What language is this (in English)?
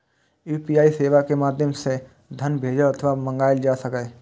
Maithili